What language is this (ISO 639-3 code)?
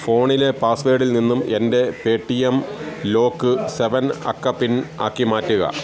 mal